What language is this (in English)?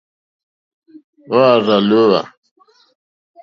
Mokpwe